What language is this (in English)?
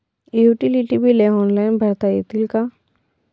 Marathi